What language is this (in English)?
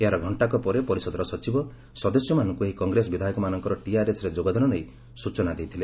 Odia